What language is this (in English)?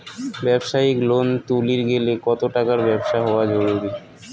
Bangla